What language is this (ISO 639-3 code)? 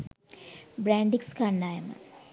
sin